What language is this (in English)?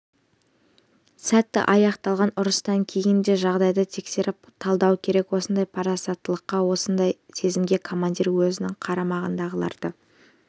Kazakh